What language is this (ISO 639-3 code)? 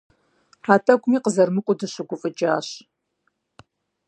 kbd